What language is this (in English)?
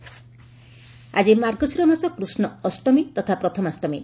Odia